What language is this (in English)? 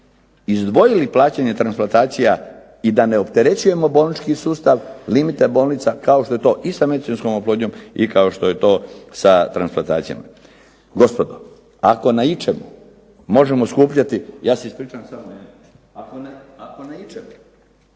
Croatian